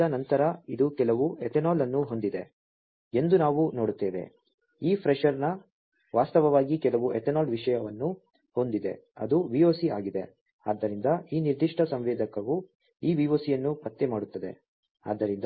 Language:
Kannada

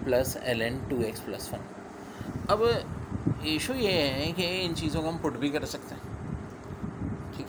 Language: Hindi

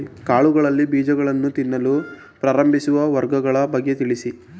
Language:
Kannada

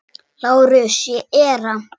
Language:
Icelandic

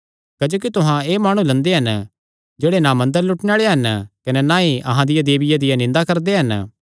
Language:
Kangri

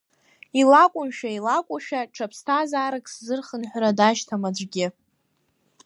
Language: Abkhazian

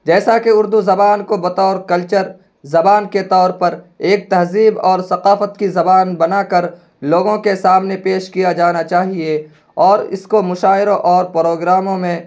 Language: Urdu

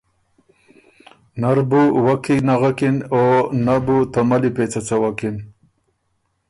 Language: Ormuri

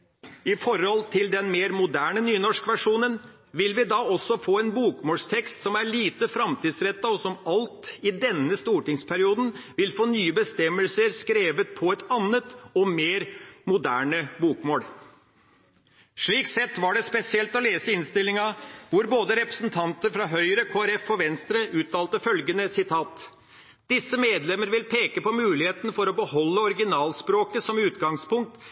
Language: Norwegian Bokmål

